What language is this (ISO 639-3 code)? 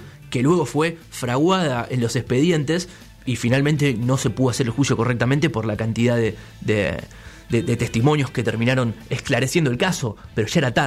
spa